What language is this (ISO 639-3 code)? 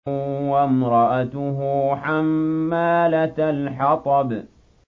ara